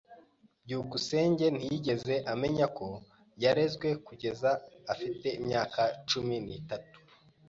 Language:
Kinyarwanda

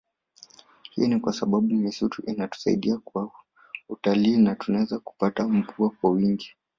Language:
Swahili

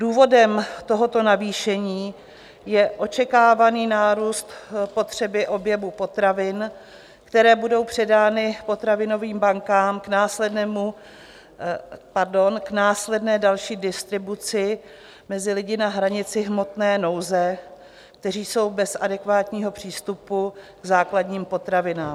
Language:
Czech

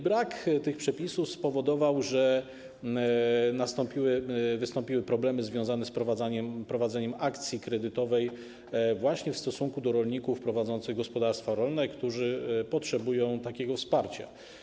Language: Polish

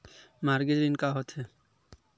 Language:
Chhattisgarhi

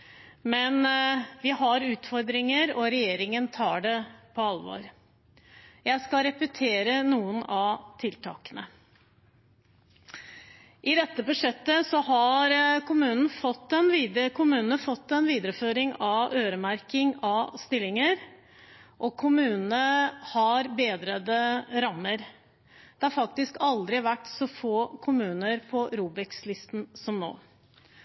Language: Norwegian Bokmål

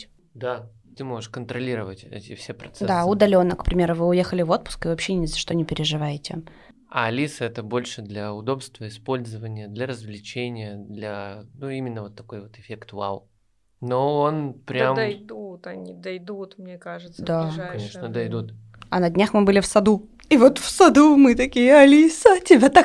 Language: Russian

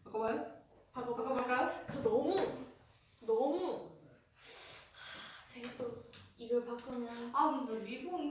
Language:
Korean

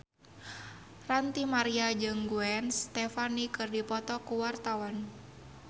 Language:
Sundanese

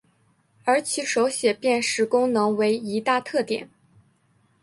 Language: Chinese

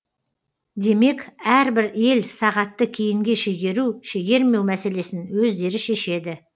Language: Kazakh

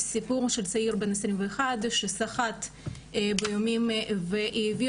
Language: Hebrew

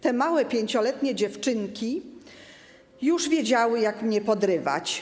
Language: Polish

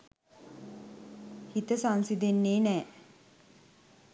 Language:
Sinhala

